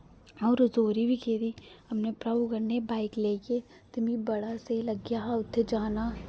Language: Dogri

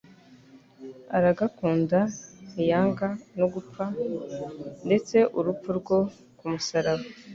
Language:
Kinyarwanda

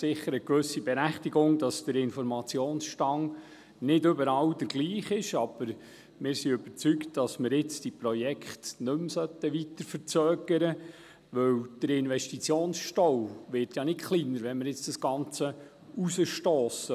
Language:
Swiss German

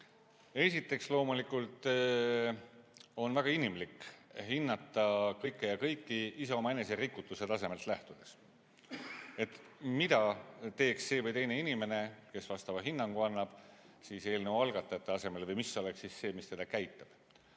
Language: Estonian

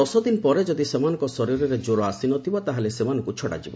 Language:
Odia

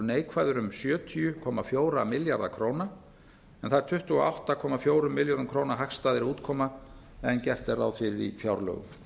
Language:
Icelandic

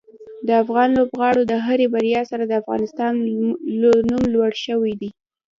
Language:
Pashto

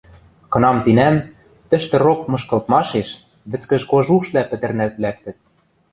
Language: Western Mari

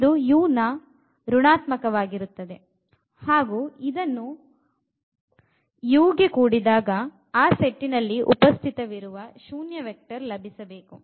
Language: Kannada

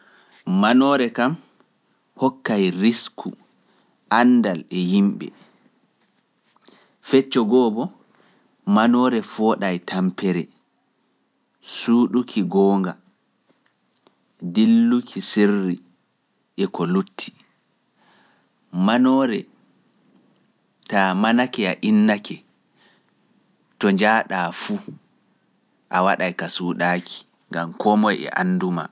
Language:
Pular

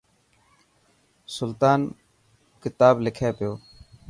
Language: Dhatki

